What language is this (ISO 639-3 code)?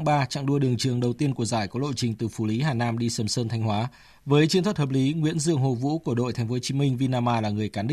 vie